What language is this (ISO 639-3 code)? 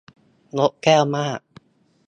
tha